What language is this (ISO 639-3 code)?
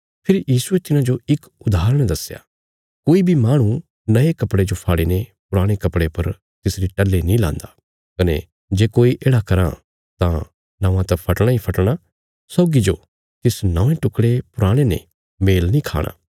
kfs